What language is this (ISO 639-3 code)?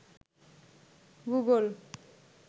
ben